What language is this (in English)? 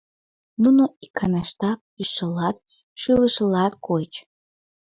Mari